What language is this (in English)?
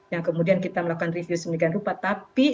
Indonesian